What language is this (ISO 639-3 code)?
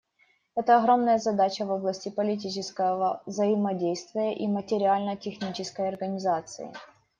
rus